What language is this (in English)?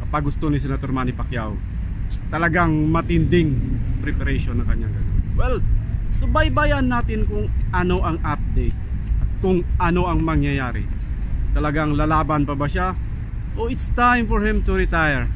Filipino